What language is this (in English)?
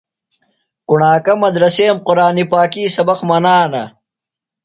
Phalura